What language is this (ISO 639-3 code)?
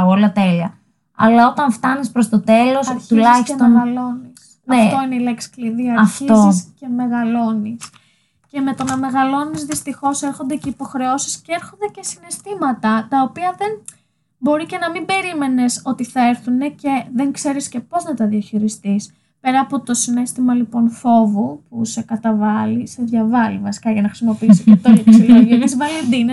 ell